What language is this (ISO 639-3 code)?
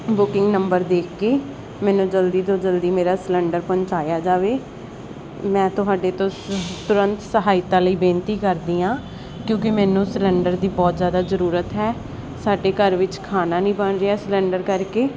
pan